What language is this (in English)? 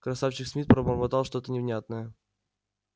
Russian